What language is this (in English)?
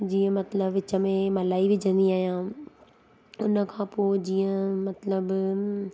Sindhi